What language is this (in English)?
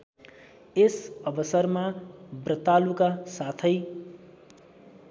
Nepali